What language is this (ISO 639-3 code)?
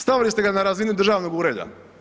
hrv